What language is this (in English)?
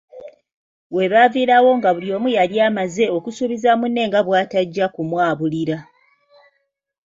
Ganda